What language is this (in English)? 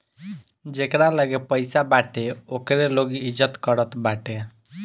Bhojpuri